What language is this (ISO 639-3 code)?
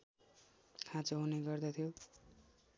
nep